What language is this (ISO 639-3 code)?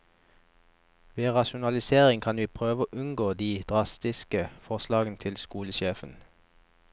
nor